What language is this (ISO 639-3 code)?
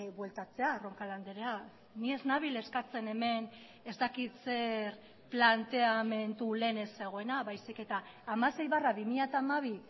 eus